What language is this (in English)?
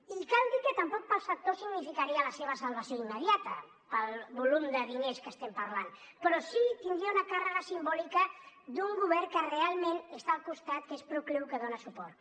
Catalan